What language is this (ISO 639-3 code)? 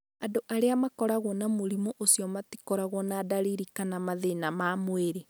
kik